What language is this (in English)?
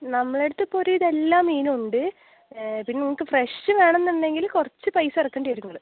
Malayalam